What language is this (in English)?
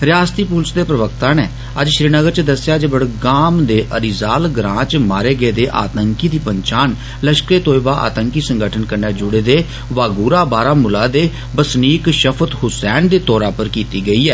Dogri